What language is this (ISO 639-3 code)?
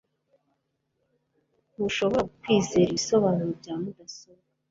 kin